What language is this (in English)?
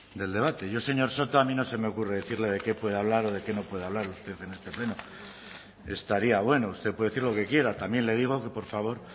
Spanish